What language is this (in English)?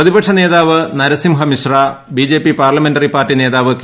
Malayalam